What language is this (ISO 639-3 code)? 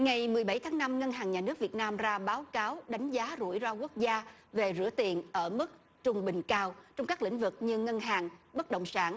vie